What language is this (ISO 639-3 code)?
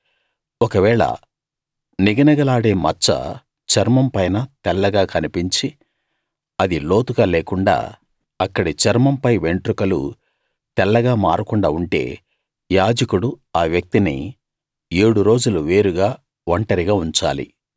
tel